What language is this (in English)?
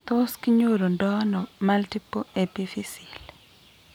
Kalenjin